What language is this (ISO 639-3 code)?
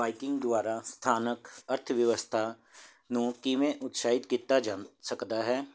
pan